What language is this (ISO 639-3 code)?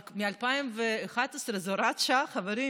heb